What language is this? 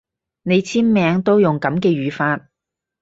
Cantonese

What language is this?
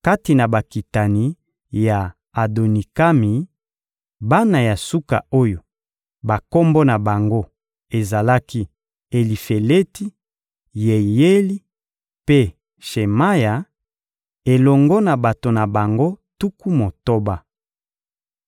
Lingala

